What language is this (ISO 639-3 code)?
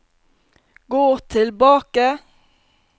nor